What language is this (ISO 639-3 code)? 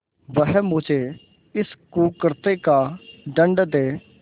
hin